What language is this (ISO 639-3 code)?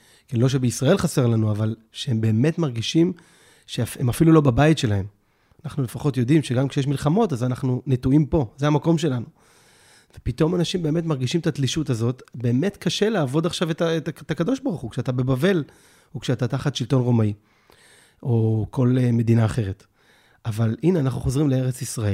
heb